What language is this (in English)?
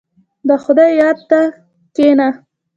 Pashto